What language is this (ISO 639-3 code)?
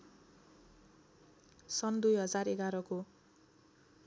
nep